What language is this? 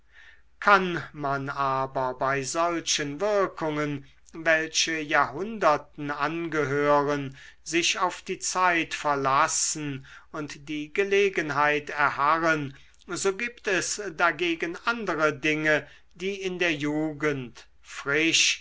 German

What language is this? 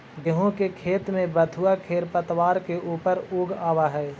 Magahi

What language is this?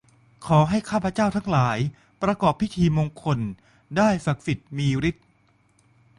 Thai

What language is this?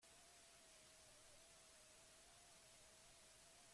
Basque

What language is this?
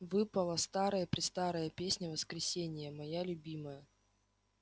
Russian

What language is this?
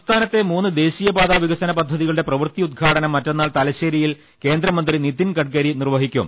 Malayalam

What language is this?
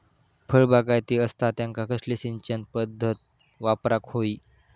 Marathi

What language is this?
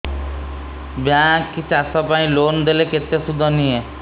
Odia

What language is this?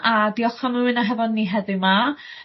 Welsh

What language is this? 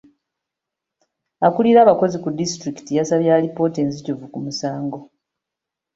Ganda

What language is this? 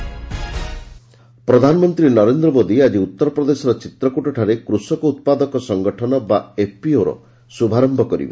Odia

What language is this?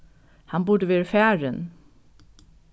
Faroese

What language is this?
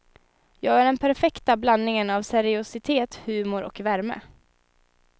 Swedish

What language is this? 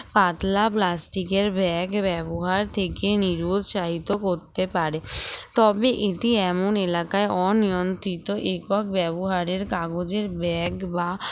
Bangla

